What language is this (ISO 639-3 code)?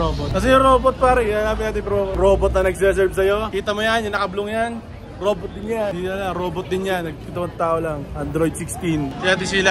fil